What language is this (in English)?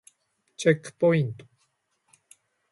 Japanese